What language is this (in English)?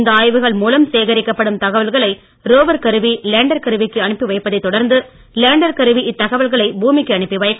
Tamil